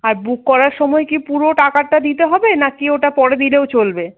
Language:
Bangla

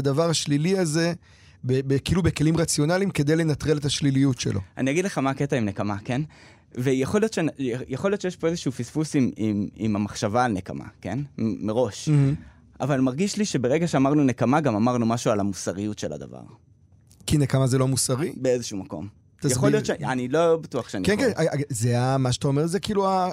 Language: Hebrew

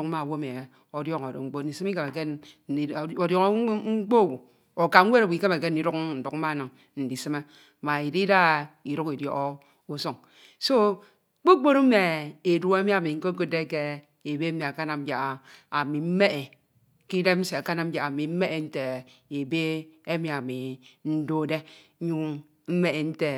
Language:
Ito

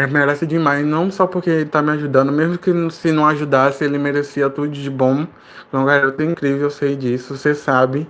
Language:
Portuguese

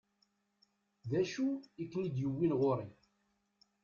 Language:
Kabyle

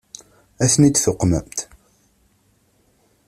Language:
Kabyle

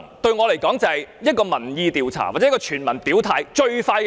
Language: Cantonese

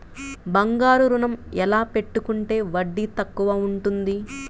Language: Telugu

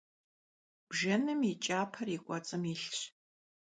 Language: Kabardian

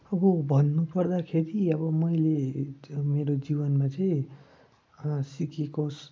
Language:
Nepali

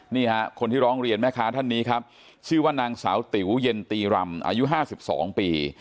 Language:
Thai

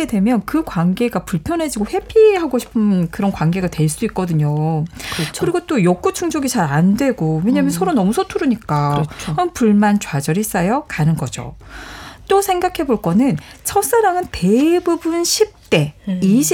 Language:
Korean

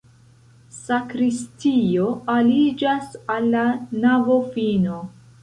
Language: Esperanto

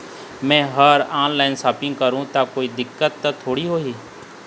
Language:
Chhattisgarhi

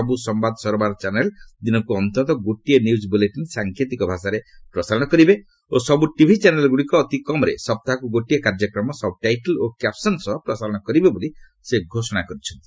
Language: Odia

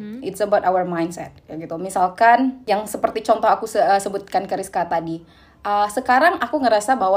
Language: Indonesian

